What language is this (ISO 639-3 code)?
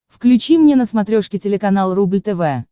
rus